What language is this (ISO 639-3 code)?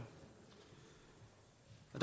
dan